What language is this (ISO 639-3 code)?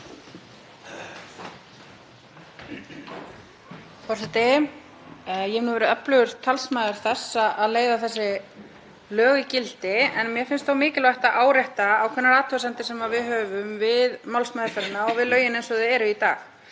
isl